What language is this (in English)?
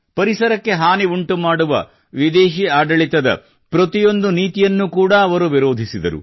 Kannada